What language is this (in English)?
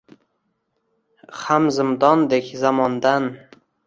Uzbek